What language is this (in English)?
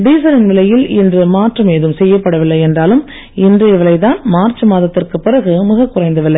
Tamil